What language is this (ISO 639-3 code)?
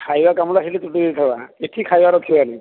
ori